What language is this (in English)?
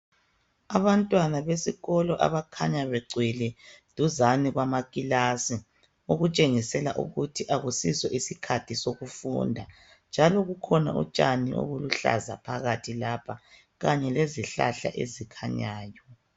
North Ndebele